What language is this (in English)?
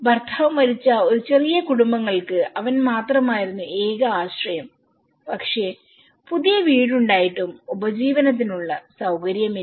Malayalam